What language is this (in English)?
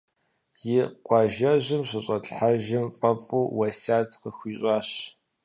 Kabardian